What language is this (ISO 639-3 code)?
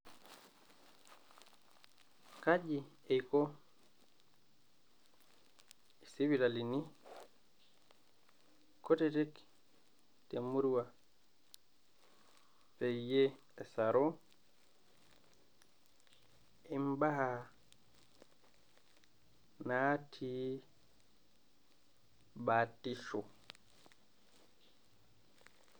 mas